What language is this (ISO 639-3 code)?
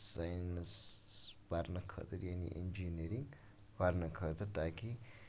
kas